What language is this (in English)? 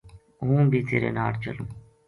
Gujari